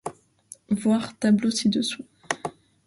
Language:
French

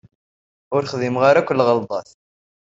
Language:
Kabyle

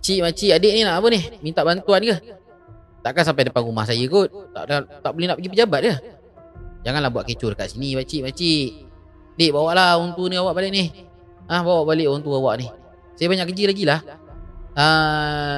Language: Malay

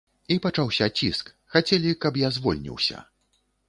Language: Belarusian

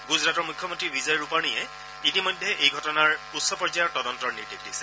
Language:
Assamese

